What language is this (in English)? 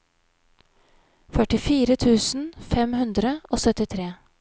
Norwegian